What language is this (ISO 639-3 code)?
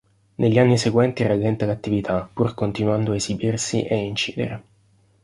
ita